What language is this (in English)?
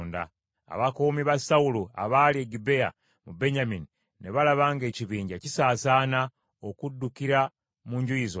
Ganda